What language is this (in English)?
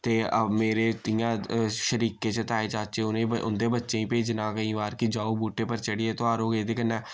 Dogri